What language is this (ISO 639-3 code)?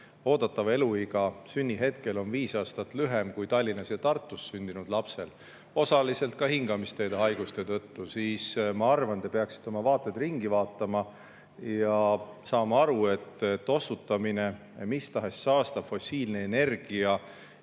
est